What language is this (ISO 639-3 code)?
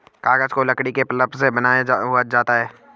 hin